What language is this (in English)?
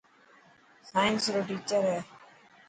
Dhatki